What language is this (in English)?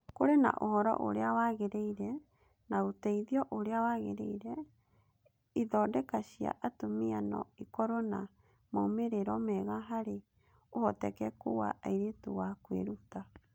Kikuyu